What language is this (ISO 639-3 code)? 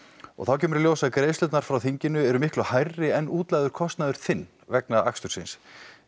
isl